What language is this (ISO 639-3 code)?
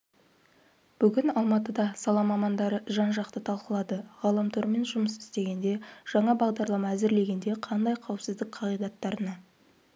kaz